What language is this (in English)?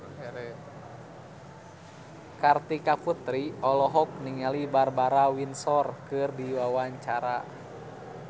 Sundanese